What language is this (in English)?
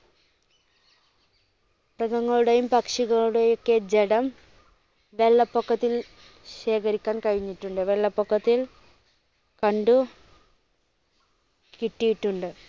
Malayalam